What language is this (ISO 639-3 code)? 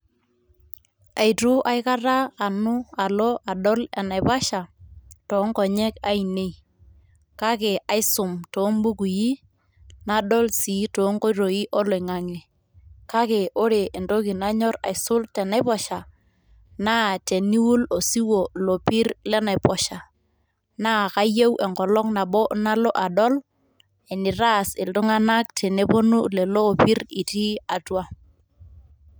mas